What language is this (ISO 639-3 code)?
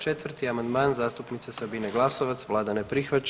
hrv